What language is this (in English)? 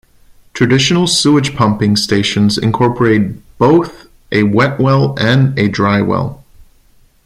English